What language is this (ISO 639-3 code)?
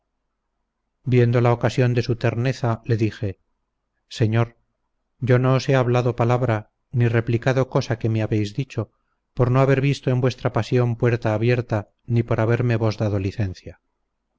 spa